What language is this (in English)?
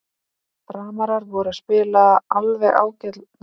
Icelandic